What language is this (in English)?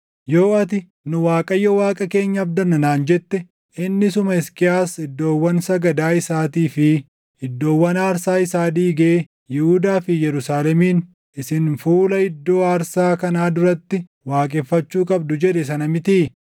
Oromo